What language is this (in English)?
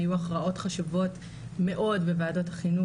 Hebrew